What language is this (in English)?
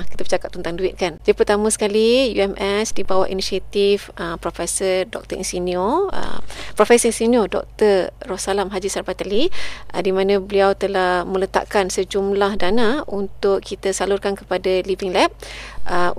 Malay